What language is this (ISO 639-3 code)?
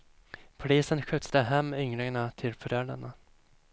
swe